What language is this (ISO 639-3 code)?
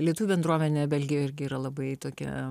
lit